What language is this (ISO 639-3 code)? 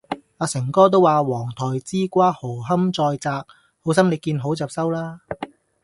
yue